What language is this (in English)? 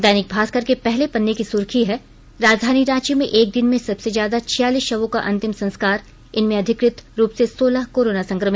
Hindi